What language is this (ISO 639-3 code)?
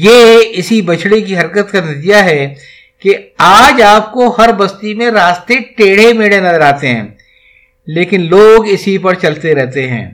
urd